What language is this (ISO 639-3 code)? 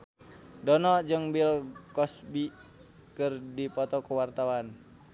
sun